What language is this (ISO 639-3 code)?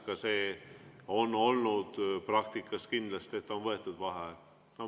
est